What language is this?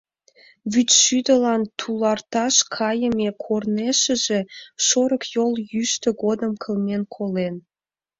Mari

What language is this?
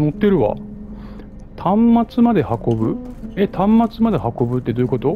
Japanese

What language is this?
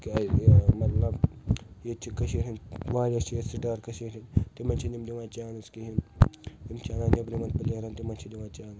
Kashmiri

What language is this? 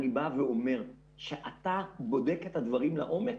Hebrew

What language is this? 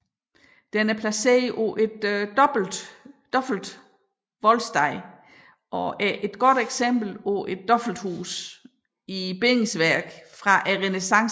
Danish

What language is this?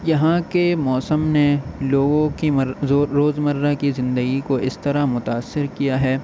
Urdu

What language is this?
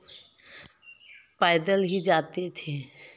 Hindi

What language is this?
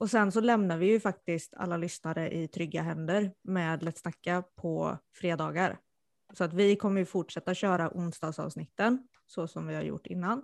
Swedish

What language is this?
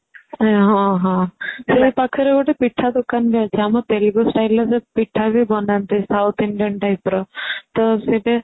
Odia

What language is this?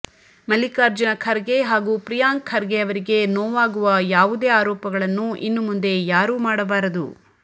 Kannada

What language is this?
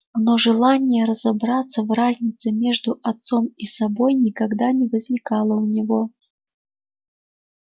Russian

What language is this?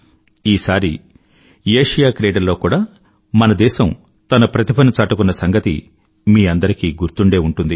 Telugu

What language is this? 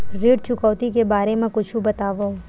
Chhattisgarhi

